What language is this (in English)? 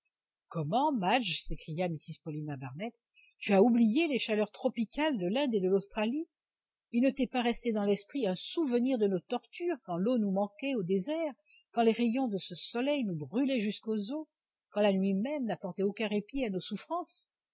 French